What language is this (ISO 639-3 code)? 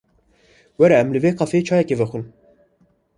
kur